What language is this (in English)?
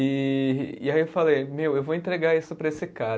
Portuguese